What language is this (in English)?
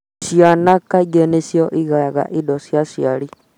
Kikuyu